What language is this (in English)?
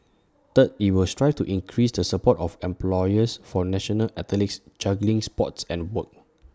English